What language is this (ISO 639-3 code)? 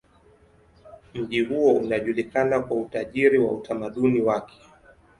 swa